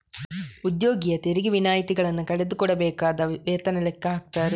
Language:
Kannada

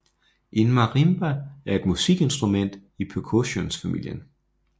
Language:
Danish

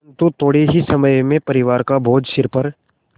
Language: Hindi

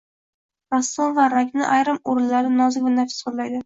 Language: Uzbek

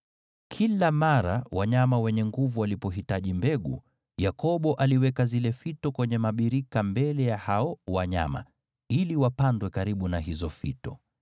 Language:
Swahili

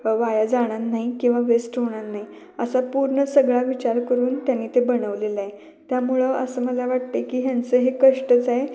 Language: Marathi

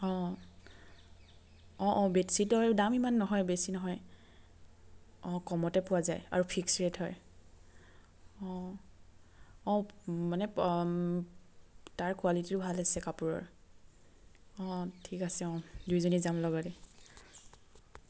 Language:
Assamese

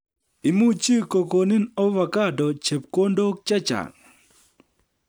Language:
Kalenjin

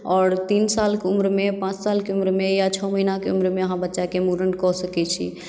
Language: Maithili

